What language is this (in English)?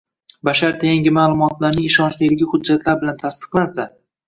Uzbek